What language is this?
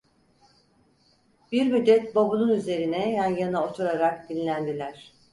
Turkish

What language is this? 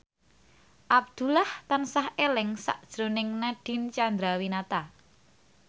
Javanese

